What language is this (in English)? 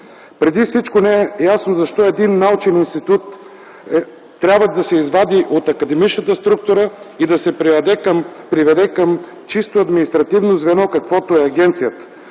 Bulgarian